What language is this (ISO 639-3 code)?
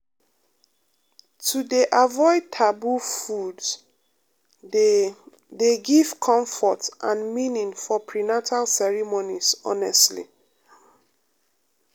pcm